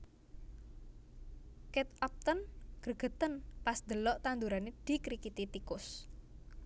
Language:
Javanese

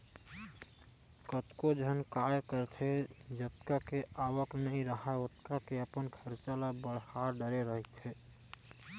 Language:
Chhattisgarhi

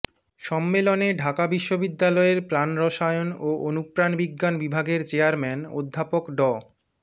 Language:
Bangla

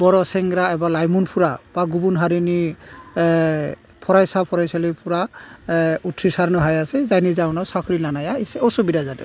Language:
Bodo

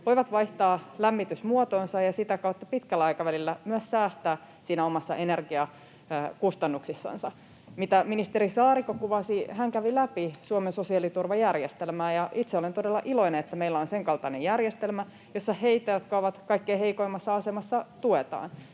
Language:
Finnish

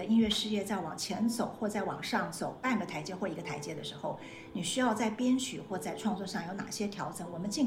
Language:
Chinese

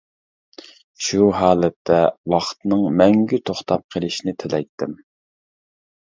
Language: Uyghur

